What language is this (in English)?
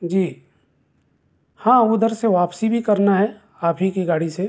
Urdu